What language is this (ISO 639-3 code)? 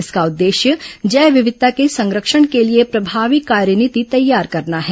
hin